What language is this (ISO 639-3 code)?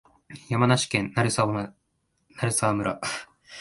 jpn